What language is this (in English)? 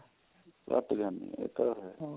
Punjabi